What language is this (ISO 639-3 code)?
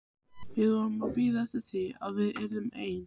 isl